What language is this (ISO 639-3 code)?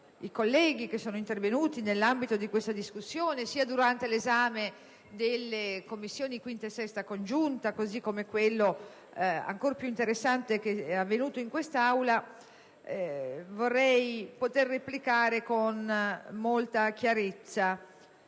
ita